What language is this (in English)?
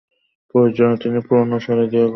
Bangla